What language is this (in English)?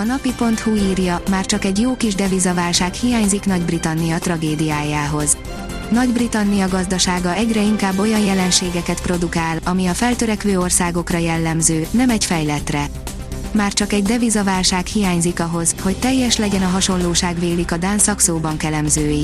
Hungarian